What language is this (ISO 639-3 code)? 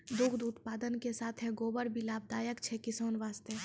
mai